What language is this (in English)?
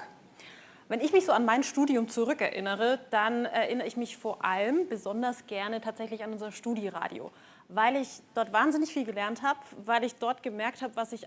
German